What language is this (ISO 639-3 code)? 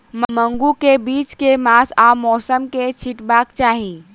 mai